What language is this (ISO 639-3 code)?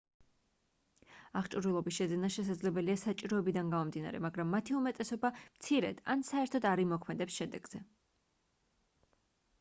kat